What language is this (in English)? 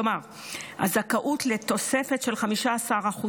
Hebrew